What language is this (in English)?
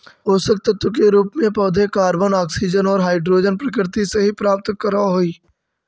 Magahi